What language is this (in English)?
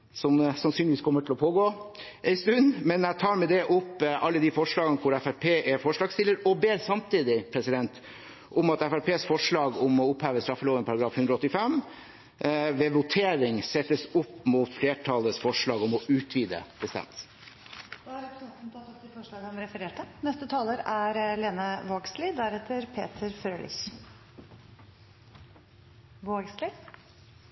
Norwegian